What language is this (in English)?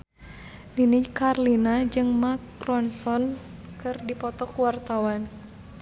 Sundanese